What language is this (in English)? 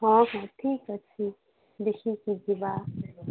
Odia